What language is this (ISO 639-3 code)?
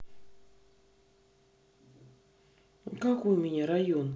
rus